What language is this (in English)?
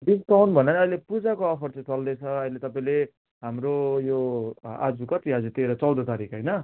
Nepali